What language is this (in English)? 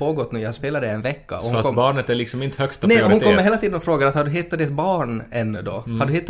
Swedish